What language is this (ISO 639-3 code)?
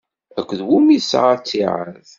kab